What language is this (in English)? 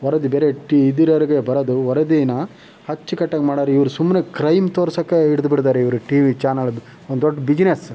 Kannada